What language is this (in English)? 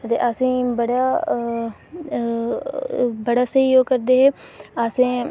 Dogri